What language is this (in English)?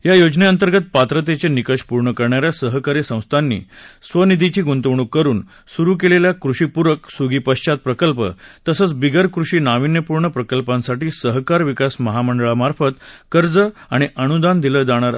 Marathi